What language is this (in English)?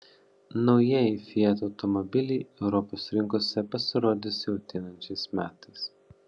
Lithuanian